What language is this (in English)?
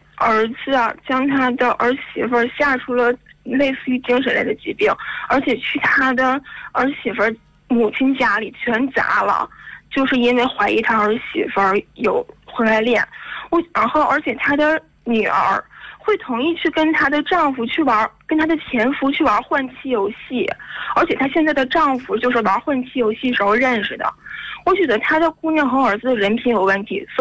Chinese